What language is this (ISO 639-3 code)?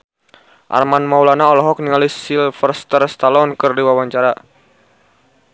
sun